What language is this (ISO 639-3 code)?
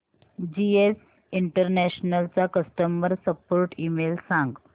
mar